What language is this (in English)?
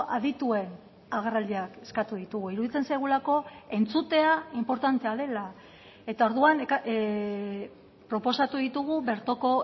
Basque